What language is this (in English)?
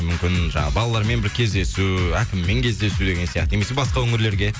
Kazakh